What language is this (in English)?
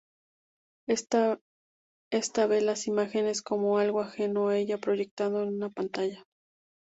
Spanish